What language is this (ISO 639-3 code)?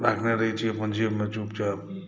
mai